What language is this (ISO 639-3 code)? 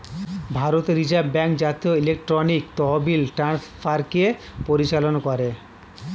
ben